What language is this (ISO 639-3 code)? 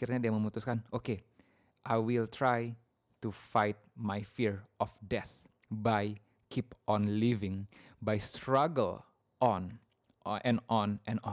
ind